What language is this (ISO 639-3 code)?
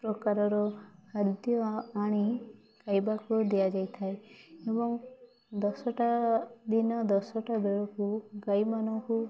ori